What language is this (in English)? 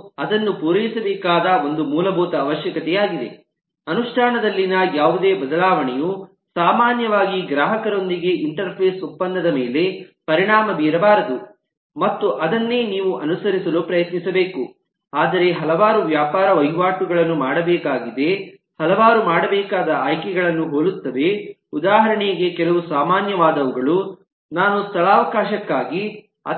Kannada